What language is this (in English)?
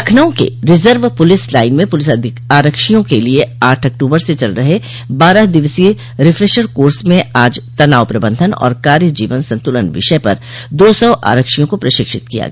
Hindi